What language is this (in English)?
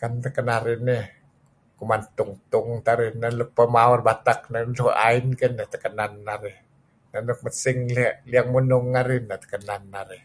Kelabit